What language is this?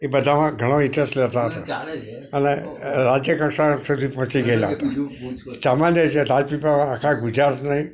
Gujarati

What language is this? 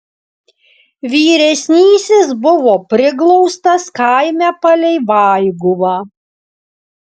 Lithuanian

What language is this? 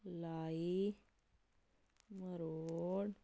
Punjabi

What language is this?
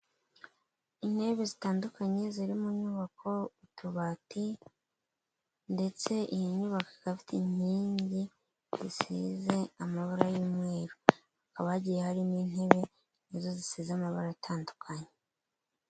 Kinyarwanda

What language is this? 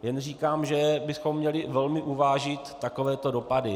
Czech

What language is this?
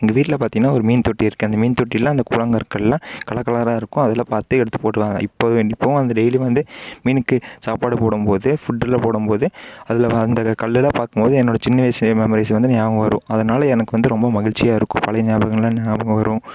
Tamil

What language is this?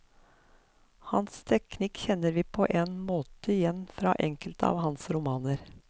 Norwegian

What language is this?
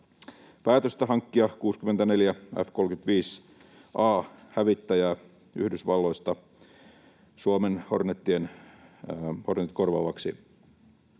Finnish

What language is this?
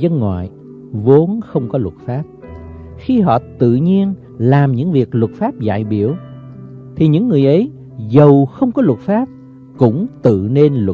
Vietnamese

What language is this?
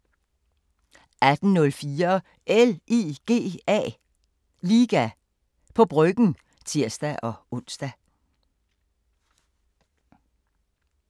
Danish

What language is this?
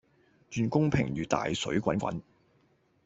Cantonese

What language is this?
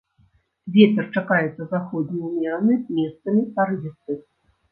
Belarusian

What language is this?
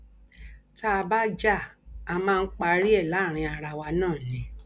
Yoruba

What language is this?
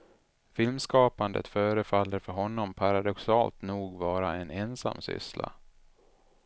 Swedish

